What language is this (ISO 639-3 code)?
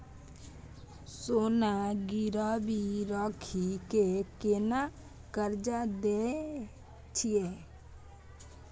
mai